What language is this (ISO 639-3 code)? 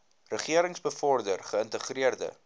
afr